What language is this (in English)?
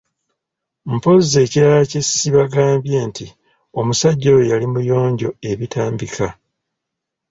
Ganda